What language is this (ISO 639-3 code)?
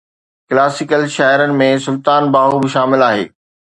snd